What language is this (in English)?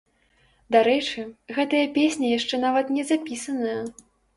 Belarusian